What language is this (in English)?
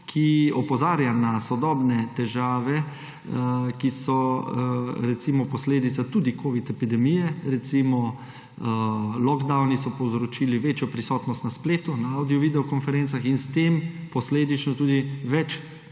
Slovenian